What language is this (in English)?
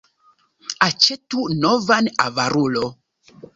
Esperanto